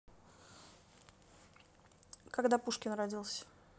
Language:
Russian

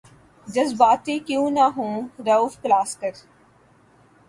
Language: Urdu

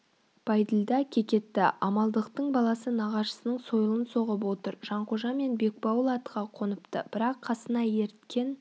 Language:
Kazakh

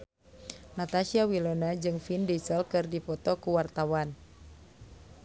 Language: Sundanese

